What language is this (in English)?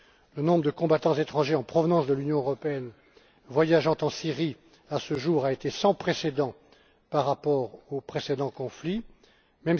French